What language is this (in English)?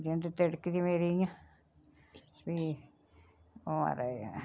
Dogri